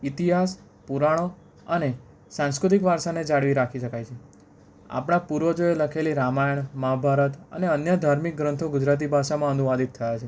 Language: Gujarati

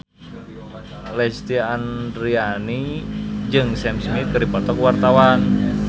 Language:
Sundanese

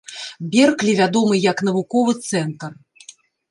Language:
Belarusian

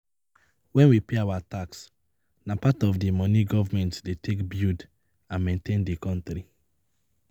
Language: Nigerian Pidgin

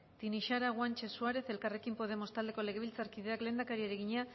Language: Basque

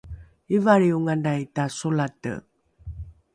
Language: Rukai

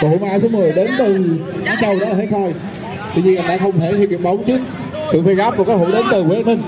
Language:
Vietnamese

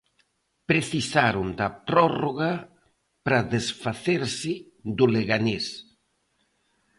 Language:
Galician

